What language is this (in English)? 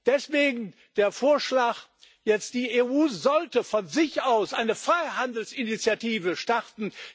German